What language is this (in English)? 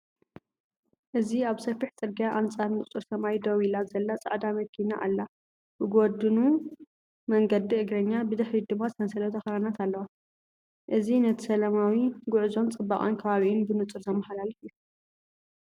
Tigrinya